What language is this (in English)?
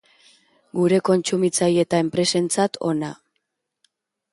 Basque